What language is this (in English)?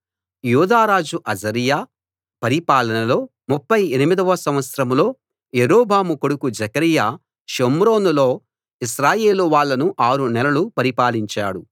Telugu